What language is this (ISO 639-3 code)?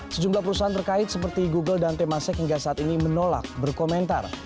ind